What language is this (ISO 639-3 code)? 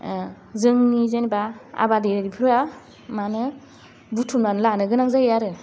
brx